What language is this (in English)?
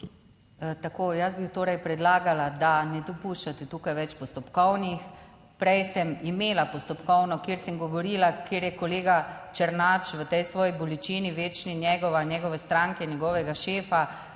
Slovenian